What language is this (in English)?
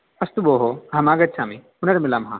Sanskrit